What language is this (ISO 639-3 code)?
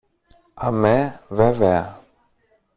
ell